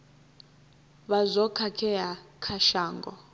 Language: Venda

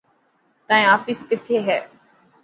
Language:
Dhatki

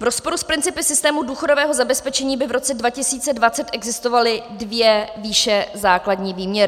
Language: Czech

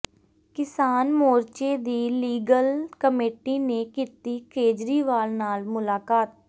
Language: Punjabi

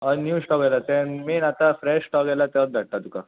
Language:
Konkani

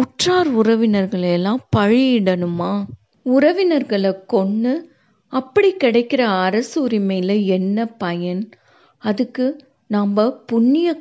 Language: Tamil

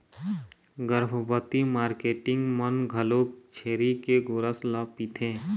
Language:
Chhattisgarhi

